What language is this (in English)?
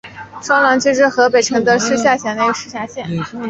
Chinese